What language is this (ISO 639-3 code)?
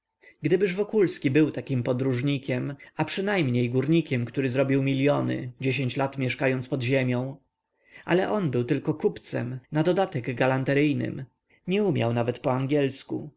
pol